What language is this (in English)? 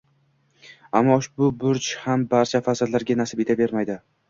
Uzbek